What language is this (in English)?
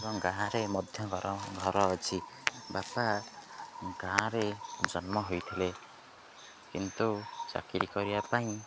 Odia